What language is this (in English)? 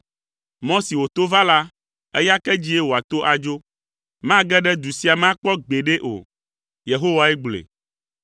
Ewe